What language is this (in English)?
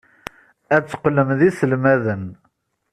Kabyle